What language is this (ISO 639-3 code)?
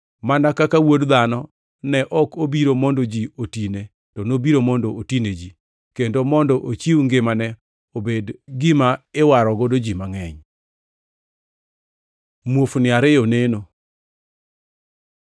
luo